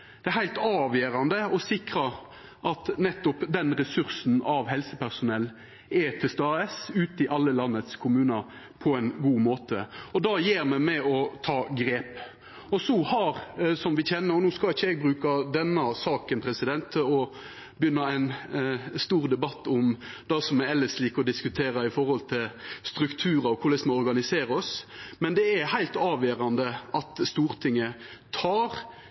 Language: Norwegian Nynorsk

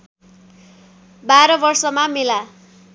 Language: Nepali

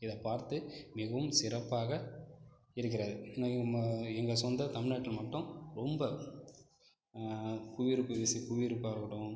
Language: Tamil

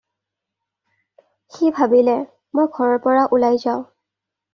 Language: Assamese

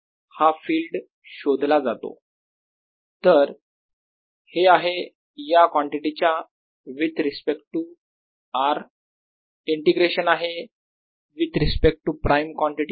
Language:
Marathi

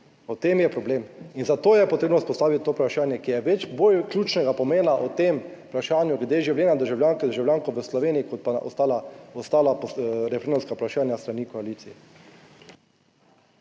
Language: Slovenian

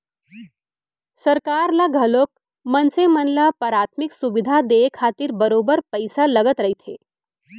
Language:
Chhattisgarhi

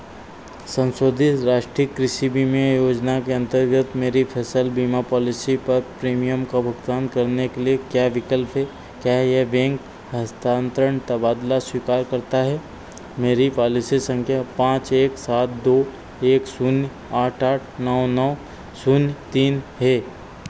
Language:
Hindi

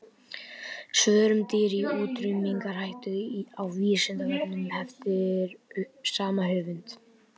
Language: Icelandic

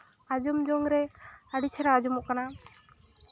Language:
Santali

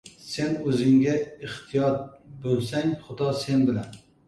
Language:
Uzbek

